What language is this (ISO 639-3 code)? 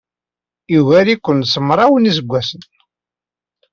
kab